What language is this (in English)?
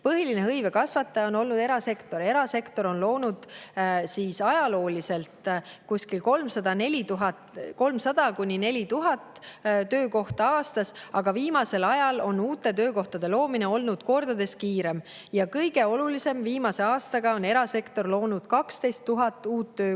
Estonian